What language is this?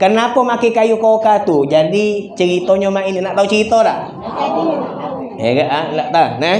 Indonesian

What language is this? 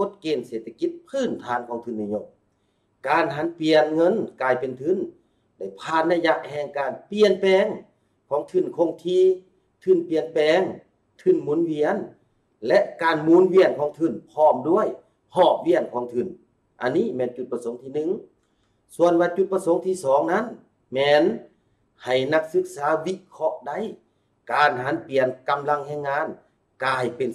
Thai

